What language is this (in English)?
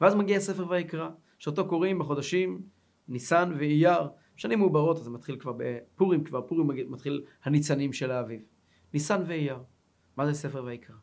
Hebrew